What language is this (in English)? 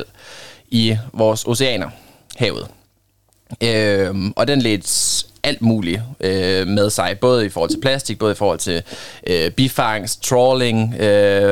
Danish